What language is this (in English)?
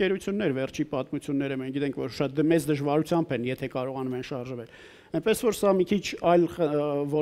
German